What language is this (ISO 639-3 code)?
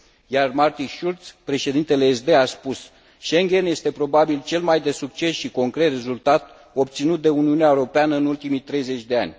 ron